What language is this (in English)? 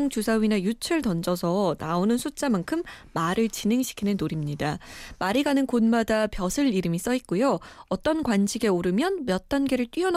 Korean